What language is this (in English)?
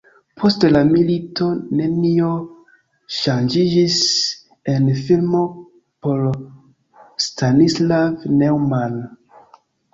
Esperanto